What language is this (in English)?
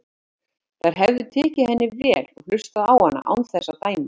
Icelandic